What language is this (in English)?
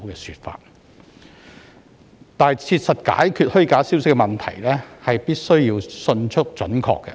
Cantonese